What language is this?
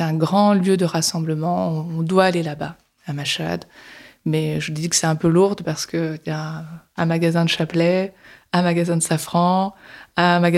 French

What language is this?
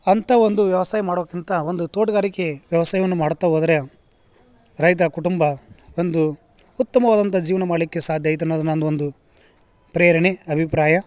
Kannada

